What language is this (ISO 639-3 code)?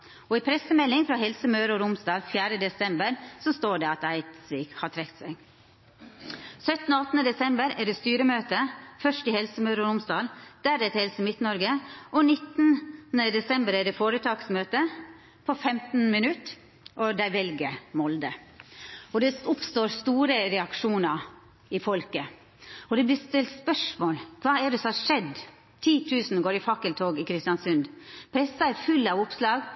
nno